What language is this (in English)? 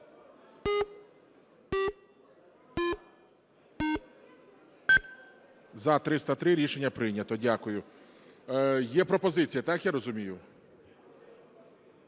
Ukrainian